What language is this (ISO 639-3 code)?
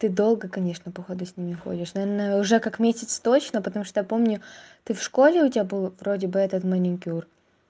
rus